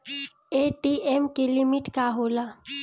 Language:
Bhojpuri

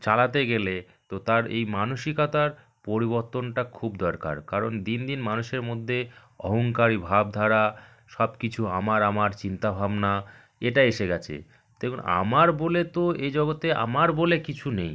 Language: Bangla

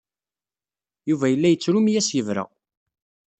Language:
Kabyle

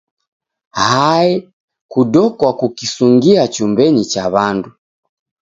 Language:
Taita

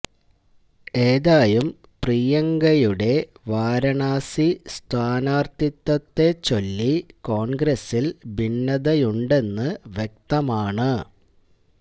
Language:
Malayalam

